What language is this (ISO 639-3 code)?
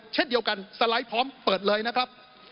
tha